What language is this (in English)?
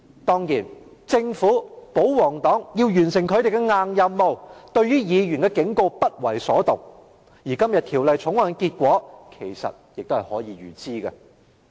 Cantonese